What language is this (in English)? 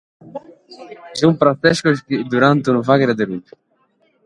Sardinian